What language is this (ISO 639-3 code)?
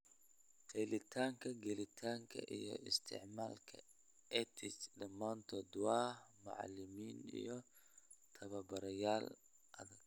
som